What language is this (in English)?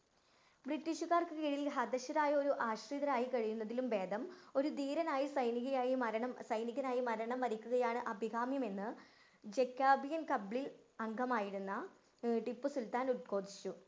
Malayalam